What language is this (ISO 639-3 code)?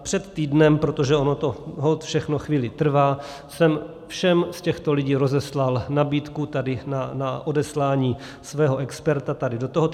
ces